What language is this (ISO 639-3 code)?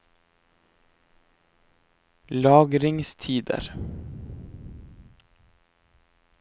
nor